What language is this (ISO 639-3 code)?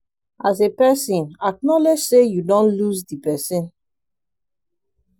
pcm